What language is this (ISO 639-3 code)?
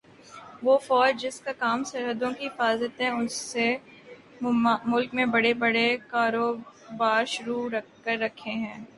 urd